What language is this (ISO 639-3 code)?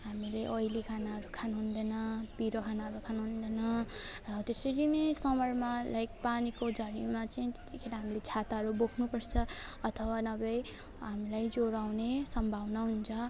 nep